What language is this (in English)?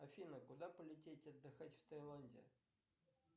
Russian